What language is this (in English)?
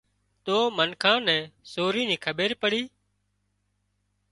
Wadiyara Koli